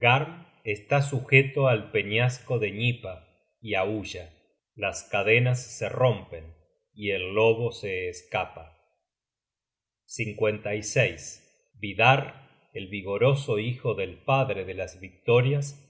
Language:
Spanish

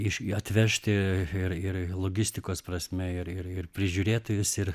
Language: Lithuanian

